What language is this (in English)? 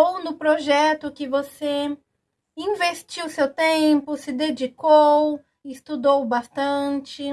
Portuguese